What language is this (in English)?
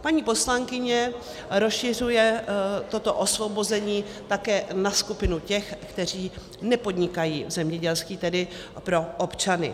Czech